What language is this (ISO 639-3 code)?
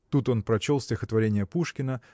rus